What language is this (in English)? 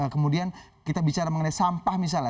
Indonesian